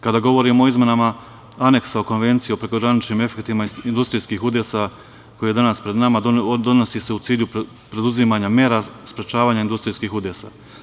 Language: Serbian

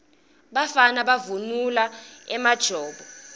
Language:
Swati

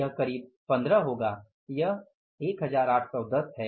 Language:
Hindi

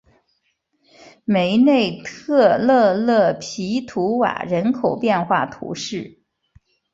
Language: Chinese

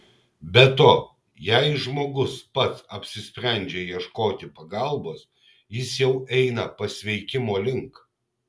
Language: Lithuanian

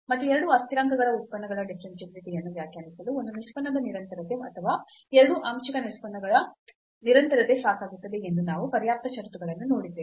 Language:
Kannada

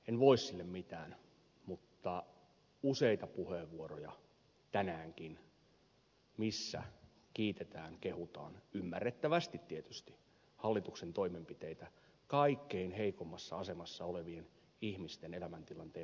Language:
Finnish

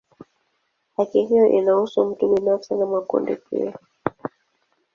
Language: Swahili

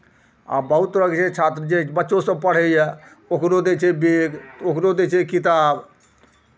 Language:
Maithili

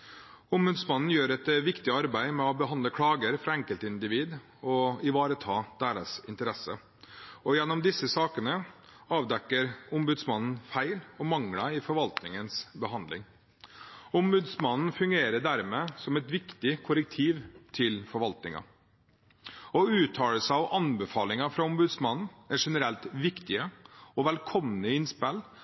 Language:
Norwegian Bokmål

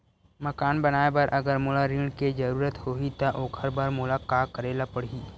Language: Chhattisgarhi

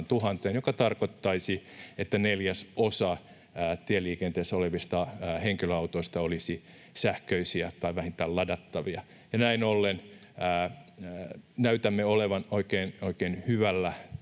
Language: Finnish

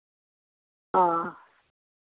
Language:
Dogri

